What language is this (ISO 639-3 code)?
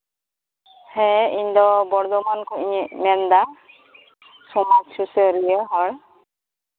sat